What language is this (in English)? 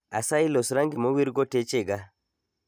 Luo (Kenya and Tanzania)